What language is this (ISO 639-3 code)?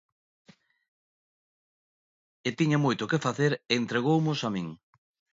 glg